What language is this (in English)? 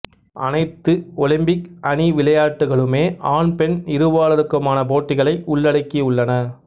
Tamil